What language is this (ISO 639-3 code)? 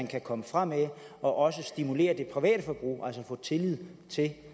dan